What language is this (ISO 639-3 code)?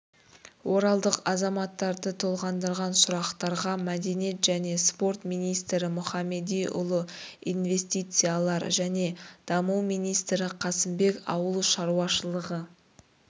kaz